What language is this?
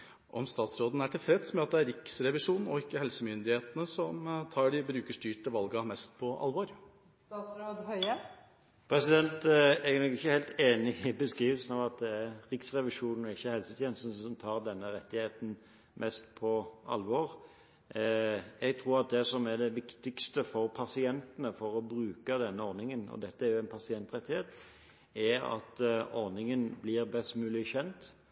Norwegian Bokmål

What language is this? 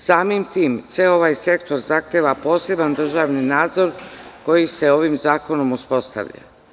Serbian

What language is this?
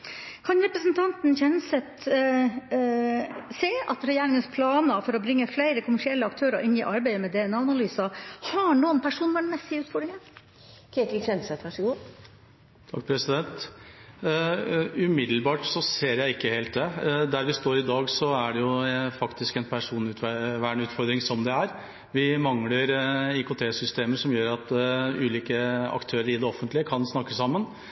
Norwegian Bokmål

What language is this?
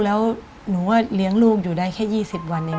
Thai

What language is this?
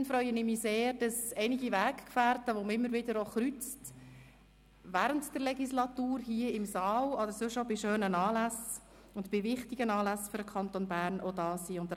Swiss German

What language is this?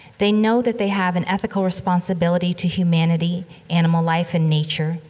English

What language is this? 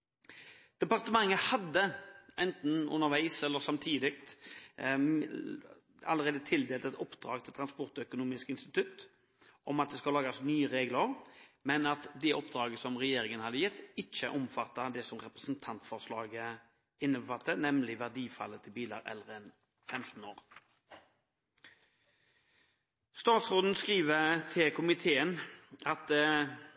Norwegian Bokmål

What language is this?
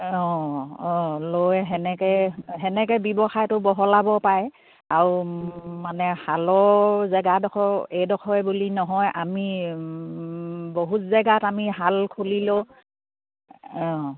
Assamese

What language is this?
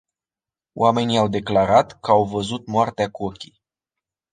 Romanian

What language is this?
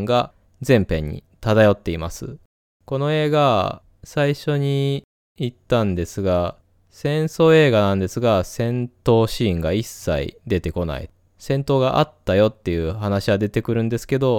Japanese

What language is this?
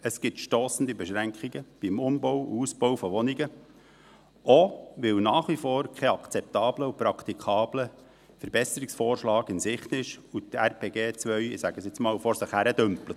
Swiss German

